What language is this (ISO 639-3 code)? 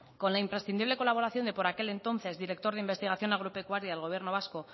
spa